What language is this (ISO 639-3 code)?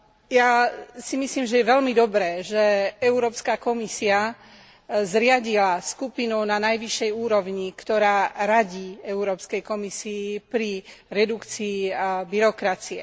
slk